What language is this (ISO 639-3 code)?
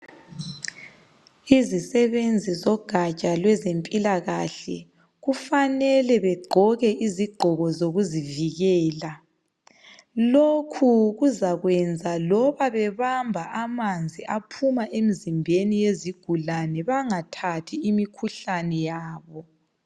nde